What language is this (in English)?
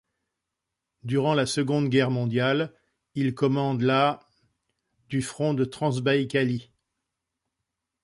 French